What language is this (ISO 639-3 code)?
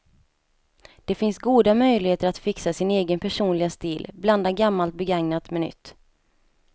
swe